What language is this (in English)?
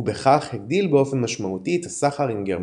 Hebrew